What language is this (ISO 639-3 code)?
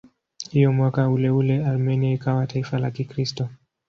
swa